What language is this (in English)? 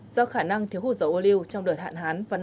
Vietnamese